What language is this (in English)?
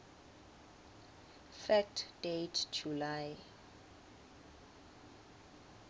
Swati